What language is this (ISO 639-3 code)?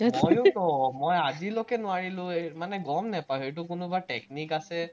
asm